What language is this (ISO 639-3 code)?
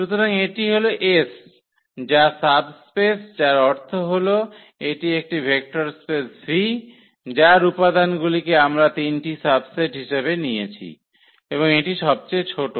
ben